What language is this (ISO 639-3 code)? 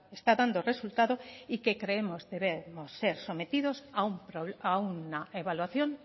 spa